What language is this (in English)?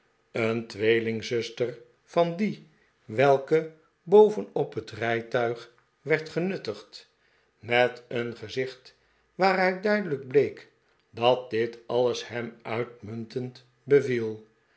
Dutch